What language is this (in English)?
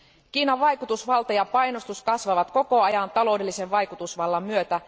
Finnish